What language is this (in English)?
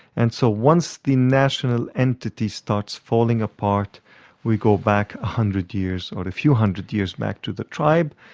English